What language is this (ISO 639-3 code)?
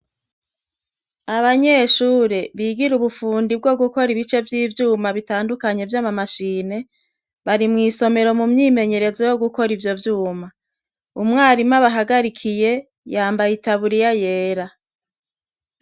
run